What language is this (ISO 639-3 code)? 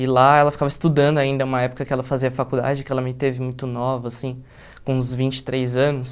por